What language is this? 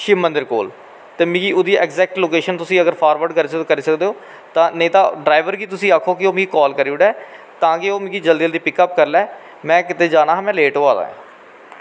Dogri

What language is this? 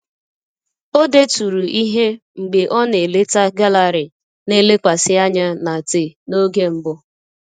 Igbo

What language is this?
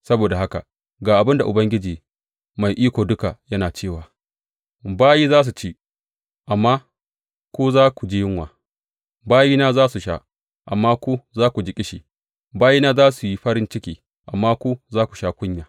Hausa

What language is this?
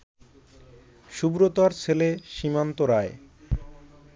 Bangla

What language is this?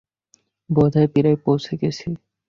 Bangla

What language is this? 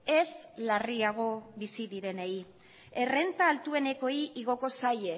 Basque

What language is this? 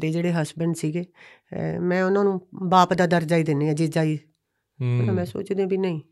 Punjabi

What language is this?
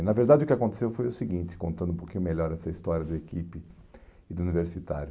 Portuguese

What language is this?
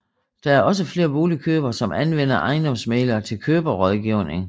Danish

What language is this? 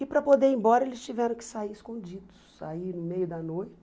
Portuguese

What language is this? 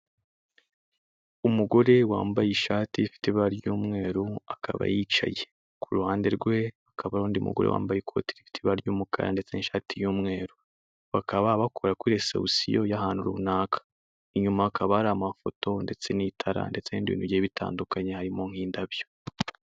Kinyarwanda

